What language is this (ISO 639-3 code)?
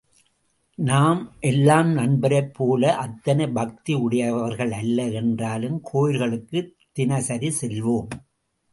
tam